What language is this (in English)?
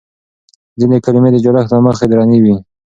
Pashto